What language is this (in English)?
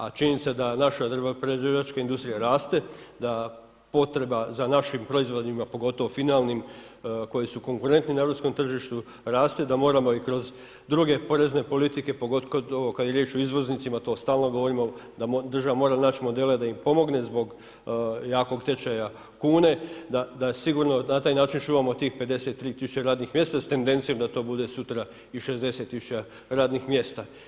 Croatian